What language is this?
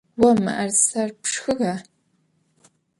Adyghe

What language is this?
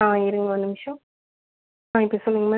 Tamil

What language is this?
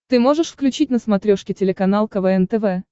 Russian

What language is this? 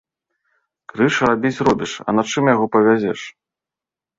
Belarusian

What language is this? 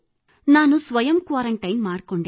Kannada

